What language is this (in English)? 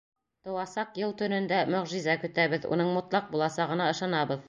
Bashkir